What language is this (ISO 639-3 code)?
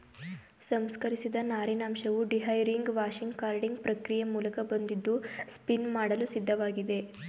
kan